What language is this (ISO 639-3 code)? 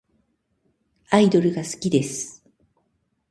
jpn